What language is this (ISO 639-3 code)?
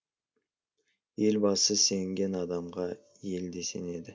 kaz